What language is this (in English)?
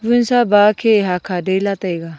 Wancho Naga